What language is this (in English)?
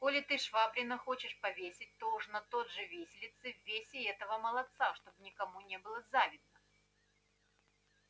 Russian